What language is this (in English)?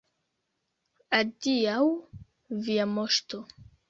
Esperanto